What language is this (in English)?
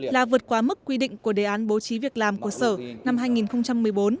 Vietnamese